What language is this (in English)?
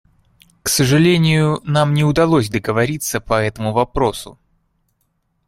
Russian